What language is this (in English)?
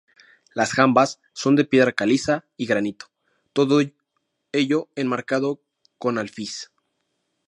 Spanish